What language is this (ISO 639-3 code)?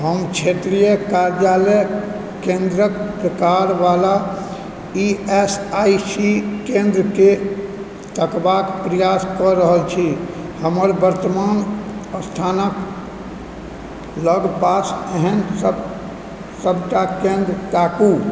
mai